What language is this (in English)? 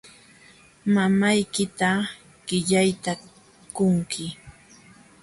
Jauja Wanca Quechua